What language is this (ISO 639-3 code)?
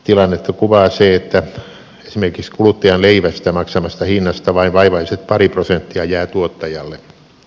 fin